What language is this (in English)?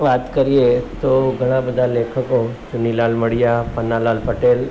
Gujarati